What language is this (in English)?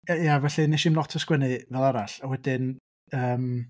Welsh